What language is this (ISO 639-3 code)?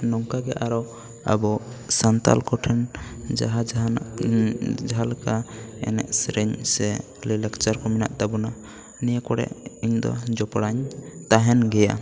sat